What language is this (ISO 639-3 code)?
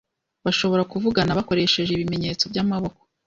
kin